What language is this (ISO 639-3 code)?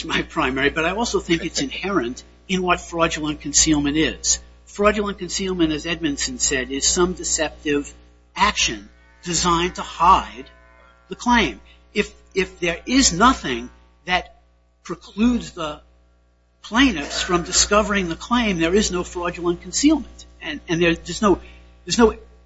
eng